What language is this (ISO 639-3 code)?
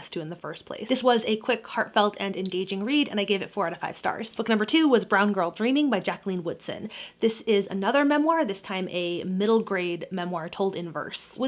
eng